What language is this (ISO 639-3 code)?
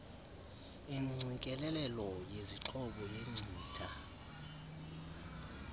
xho